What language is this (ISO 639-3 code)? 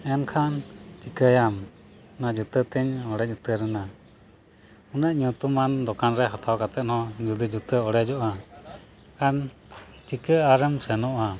sat